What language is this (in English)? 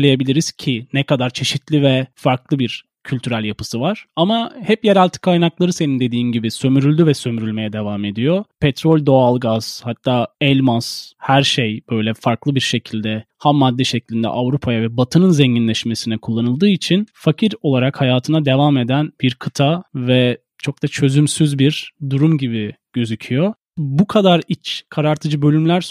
Turkish